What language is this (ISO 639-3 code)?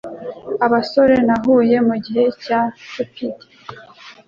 kin